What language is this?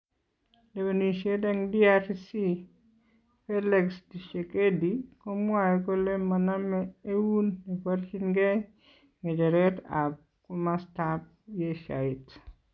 Kalenjin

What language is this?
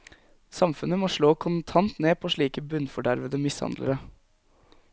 Norwegian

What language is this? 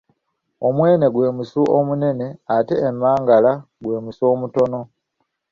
Ganda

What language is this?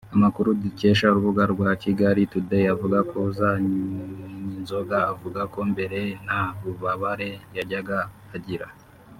Kinyarwanda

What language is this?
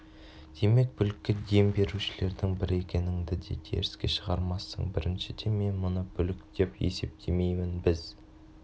Kazakh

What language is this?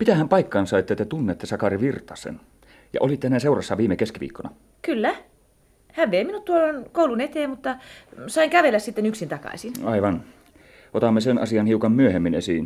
Finnish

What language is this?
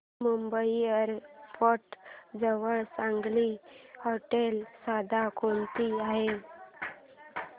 Marathi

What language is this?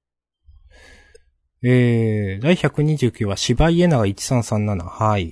Japanese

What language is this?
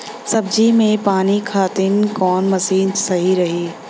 Bhojpuri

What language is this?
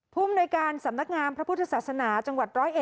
Thai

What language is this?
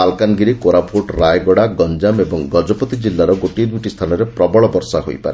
Odia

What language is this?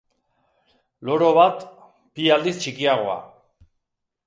Basque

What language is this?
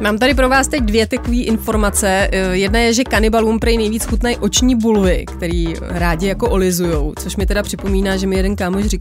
Czech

